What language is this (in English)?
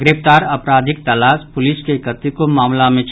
Maithili